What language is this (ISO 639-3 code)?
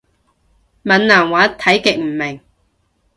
yue